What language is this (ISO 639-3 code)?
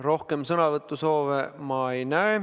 est